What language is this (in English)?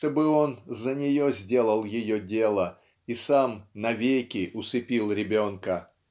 Russian